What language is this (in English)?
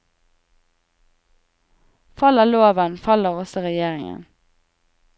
Norwegian